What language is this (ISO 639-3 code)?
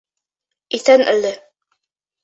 bak